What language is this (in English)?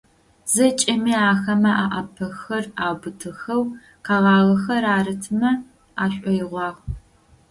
Adyghe